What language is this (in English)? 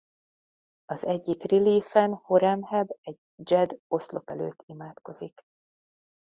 Hungarian